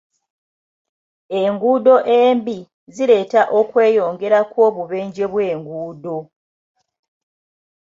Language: Ganda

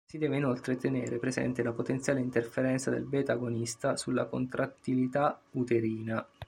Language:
Italian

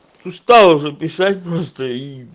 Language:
Russian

